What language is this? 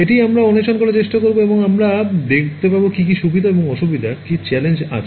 Bangla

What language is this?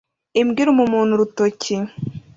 Kinyarwanda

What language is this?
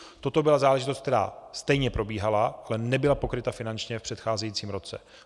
Czech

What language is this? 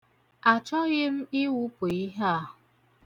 Igbo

